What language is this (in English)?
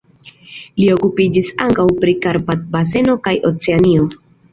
Esperanto